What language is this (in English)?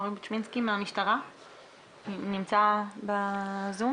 Hebrew